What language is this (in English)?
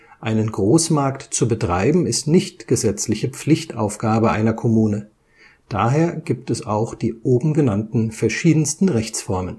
German